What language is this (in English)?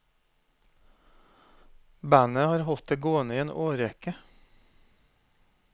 Norwegian